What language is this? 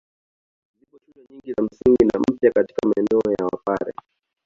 Swahili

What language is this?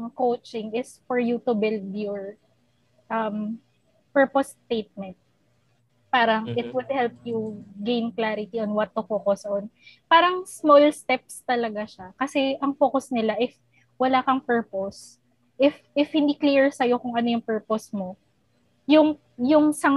Filipino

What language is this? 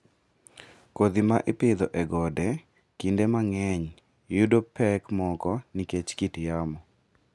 Luo (Kenya and Tanzania)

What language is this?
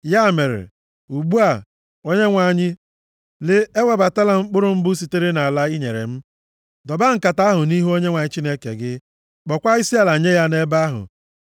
Igbo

